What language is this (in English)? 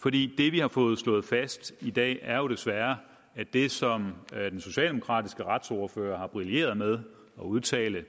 Danish